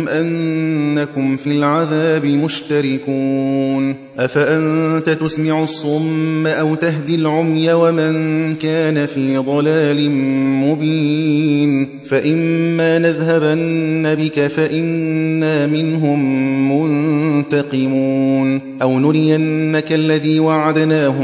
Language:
Arabic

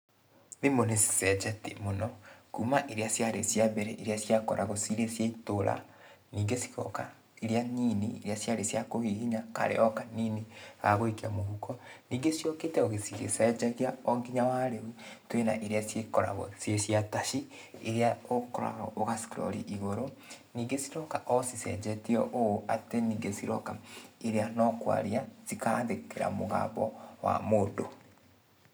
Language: Kikuyu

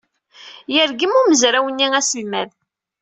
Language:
Kabyle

